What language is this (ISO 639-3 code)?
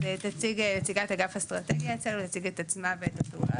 heb